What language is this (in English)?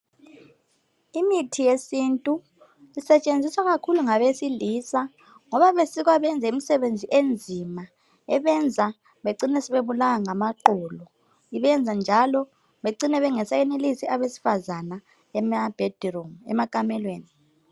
North Ndebele